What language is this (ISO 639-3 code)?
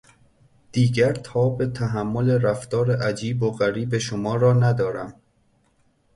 fas